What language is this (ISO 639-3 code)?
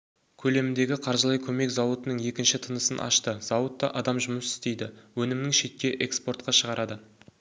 kaz